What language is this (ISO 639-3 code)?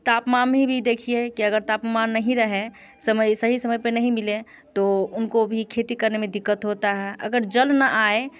hin